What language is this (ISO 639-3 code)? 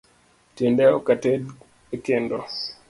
luo